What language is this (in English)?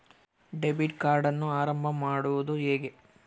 Kannada